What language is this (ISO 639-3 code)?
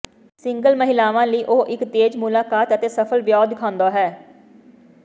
pan